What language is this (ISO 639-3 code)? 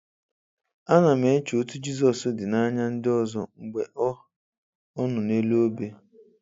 ibo